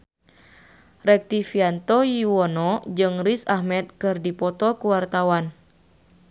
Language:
Sundanese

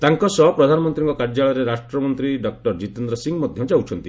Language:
Odia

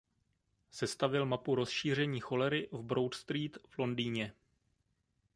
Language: Czech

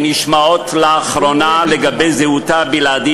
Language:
Hebrew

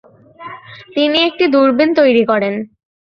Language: Bangla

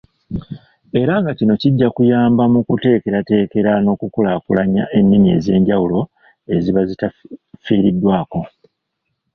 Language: Ganda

